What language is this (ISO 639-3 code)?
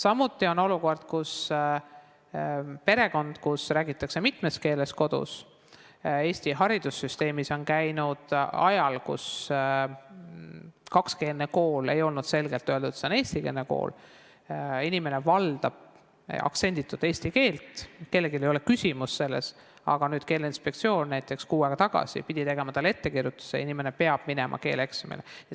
est